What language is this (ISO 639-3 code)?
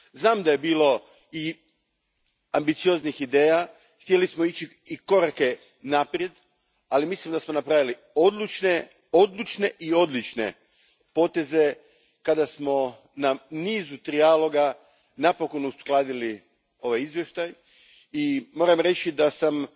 hrv